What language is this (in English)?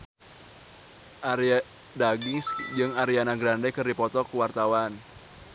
Sundanese